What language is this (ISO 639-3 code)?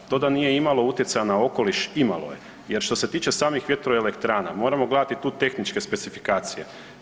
hrv